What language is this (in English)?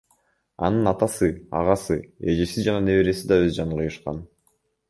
Kyrgyz